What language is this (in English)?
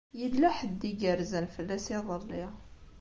Kabyle